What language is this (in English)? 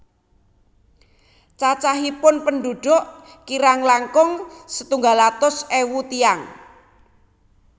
Javanese